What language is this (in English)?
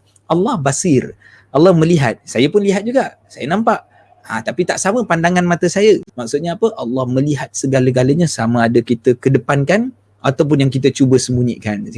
Malay